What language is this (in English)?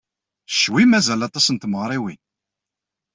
Kabyle